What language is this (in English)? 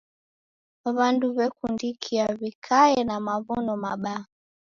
Taita